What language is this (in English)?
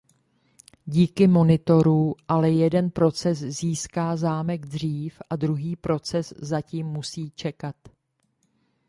Czech